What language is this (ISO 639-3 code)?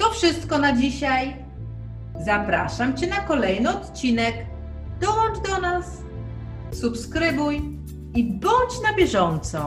pol